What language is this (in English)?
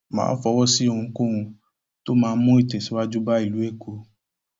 Yoruba